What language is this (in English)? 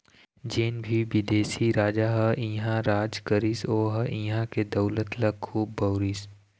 Chhattisgarhi